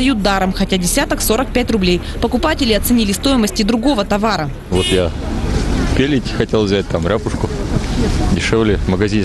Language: Russian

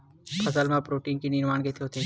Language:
Chhattisgarhi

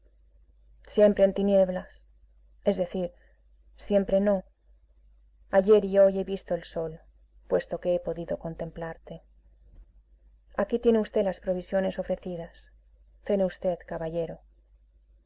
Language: Spanish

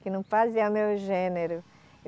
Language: Portuguese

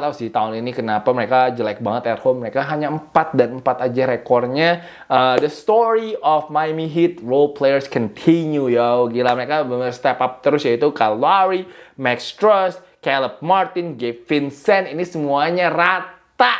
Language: Indonesian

